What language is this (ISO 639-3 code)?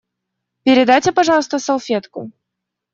rus